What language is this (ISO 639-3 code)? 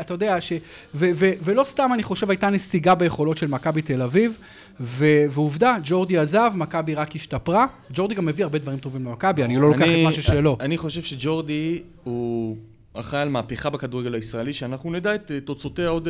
heb